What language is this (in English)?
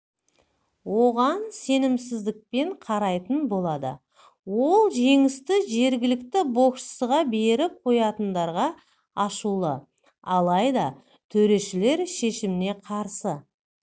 Kazakh